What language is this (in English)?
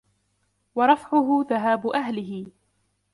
Arabic